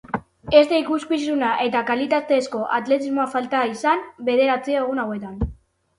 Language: Basque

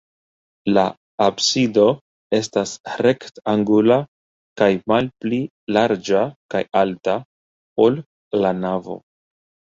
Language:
Esperanto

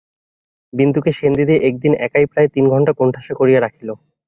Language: Bangla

